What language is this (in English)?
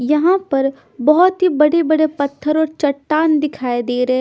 Hindi